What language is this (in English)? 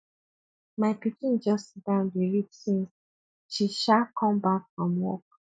Nigerian Pidgin